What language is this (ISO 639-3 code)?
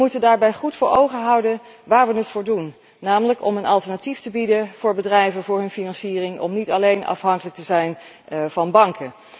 nld